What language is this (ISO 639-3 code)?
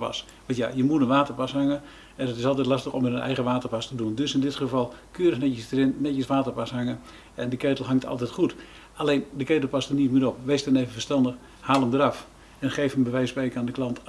nld